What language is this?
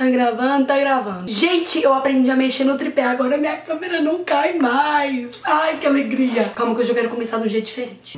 Portuguese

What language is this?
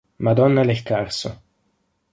Italian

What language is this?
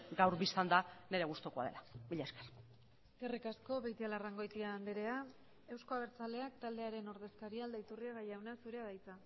Basque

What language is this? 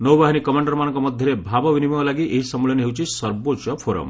Odia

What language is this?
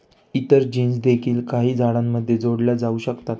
Marathi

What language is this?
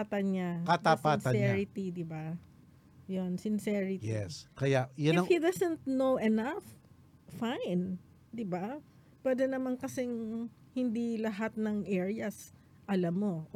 Filipino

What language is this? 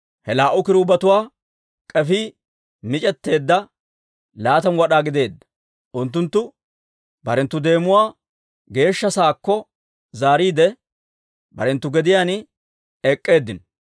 Dawro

